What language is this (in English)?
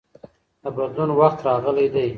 Pashto